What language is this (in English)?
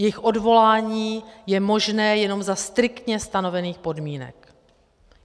Czech